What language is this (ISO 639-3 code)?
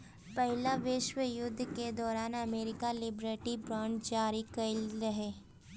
bho